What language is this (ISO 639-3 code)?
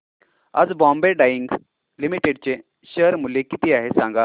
mar